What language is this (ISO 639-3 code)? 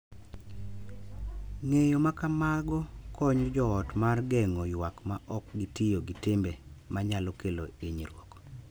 luo